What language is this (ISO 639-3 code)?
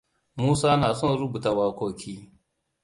hau